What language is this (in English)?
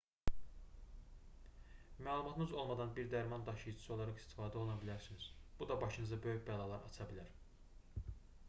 Azerbaijani